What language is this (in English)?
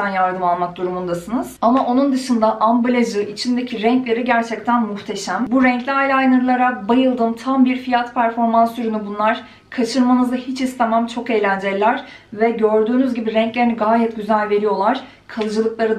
Turkish